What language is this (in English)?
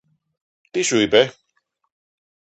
Greek